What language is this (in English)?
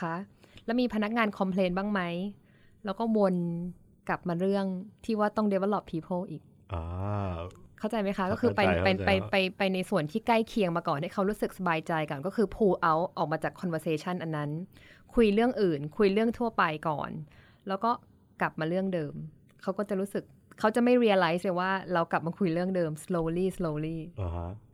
Thai